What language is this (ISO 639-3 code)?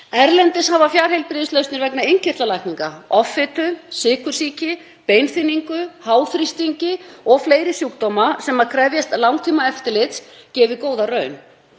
isl